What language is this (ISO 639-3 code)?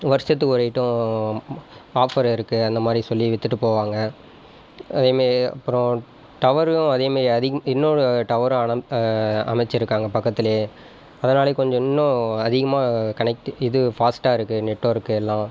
tam